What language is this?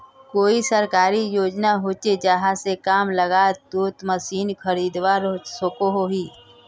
Magahi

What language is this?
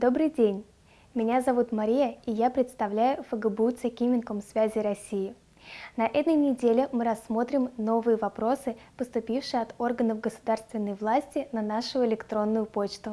Russian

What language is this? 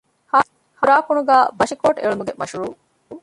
Divehi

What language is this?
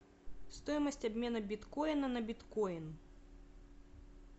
Russian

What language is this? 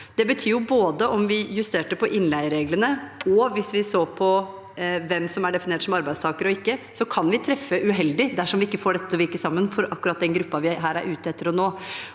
Norwegian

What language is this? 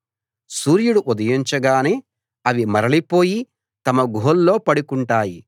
Telugu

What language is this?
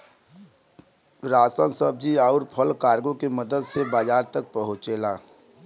Bhojpuri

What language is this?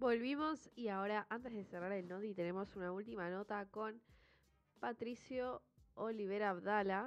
Spanish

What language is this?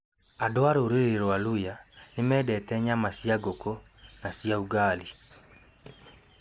Kikuyu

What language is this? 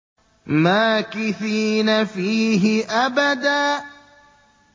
Arabic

